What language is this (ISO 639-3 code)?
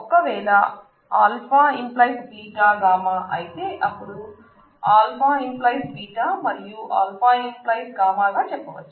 tel